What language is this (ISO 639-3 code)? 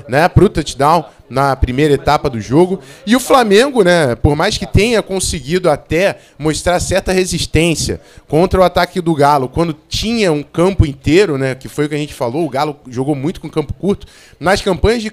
por